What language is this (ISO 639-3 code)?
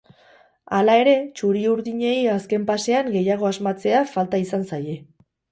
eus